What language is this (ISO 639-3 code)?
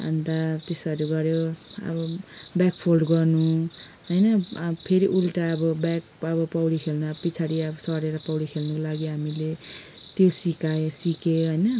nep